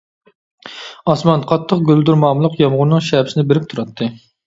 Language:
Uyghur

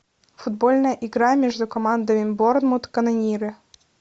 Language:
Russian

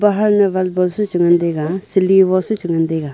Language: Wancho Naga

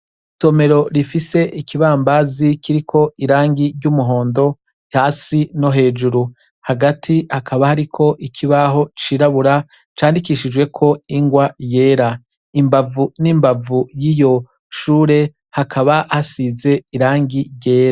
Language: Rundi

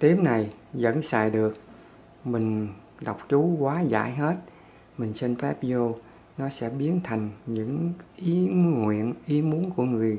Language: Vietnamese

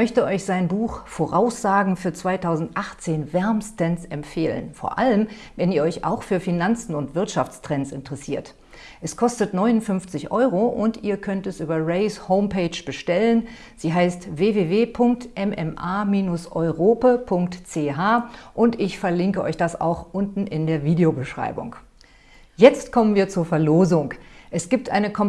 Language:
German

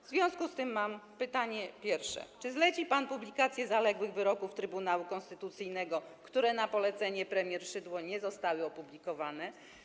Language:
Polish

